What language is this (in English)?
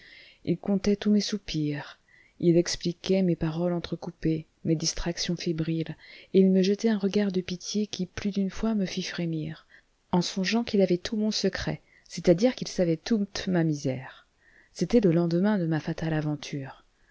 French